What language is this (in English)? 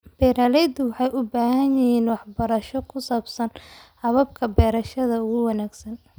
Somali